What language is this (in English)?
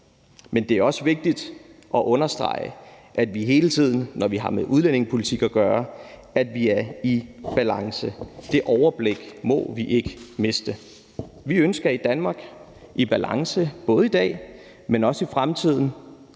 Danish